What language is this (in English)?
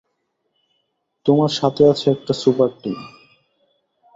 Bangla